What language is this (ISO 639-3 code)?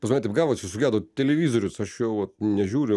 lit